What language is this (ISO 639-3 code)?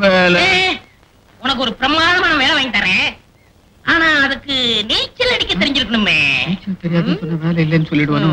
tha